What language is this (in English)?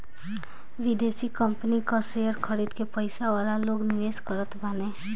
Bhojpuri